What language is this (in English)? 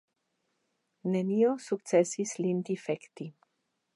Esperanto